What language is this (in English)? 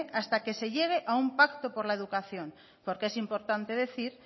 Spanish